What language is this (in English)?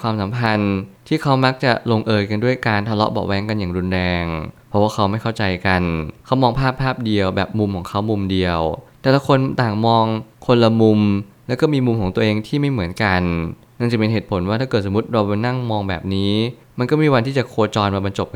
Thai